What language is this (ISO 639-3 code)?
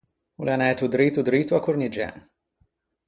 lij